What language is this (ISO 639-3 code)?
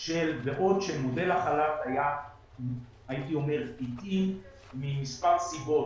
heb